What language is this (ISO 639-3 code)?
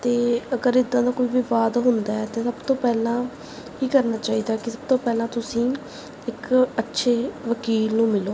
pan